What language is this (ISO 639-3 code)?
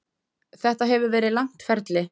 isl